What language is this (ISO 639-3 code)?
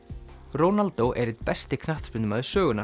isl